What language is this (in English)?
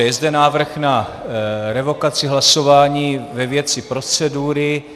Czech